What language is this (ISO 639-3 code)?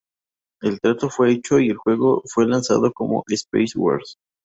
spa